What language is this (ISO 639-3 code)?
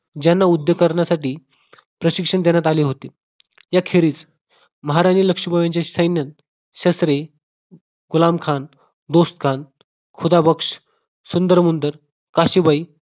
mar